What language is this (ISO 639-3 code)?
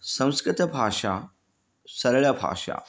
san